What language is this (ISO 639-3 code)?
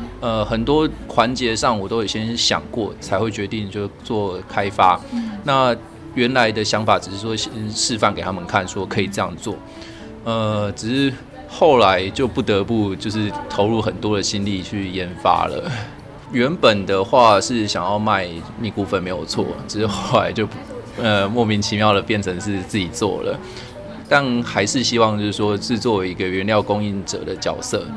zho